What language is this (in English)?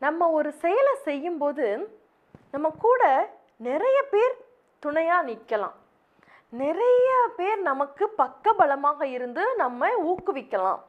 Arabic